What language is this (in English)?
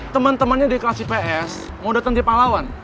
Indonesian